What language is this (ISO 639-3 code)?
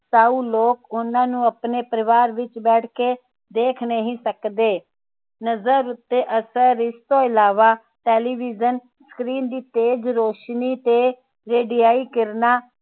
pan